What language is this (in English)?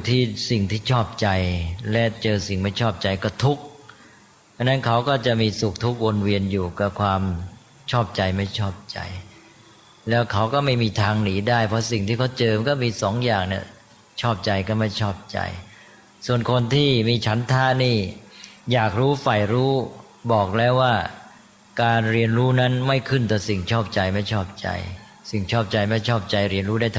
Thai